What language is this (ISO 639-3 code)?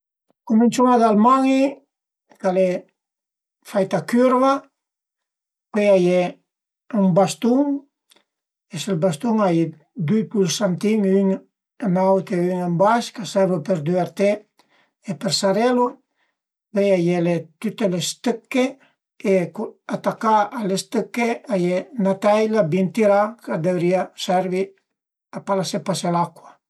pms